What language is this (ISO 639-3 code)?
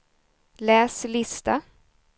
swe